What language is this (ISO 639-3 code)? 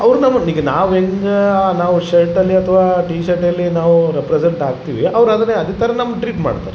kan